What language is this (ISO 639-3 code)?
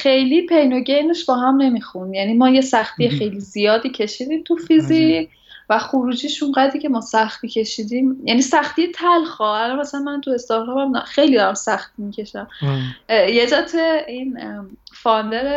fas